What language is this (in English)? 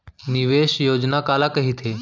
Chhattisgarhi